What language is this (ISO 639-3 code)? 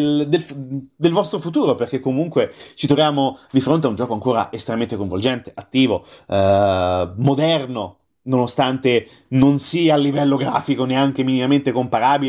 ita